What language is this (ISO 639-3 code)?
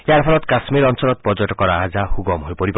asm